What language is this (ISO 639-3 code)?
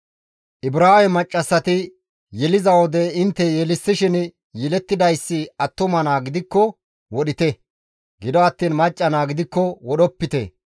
gmv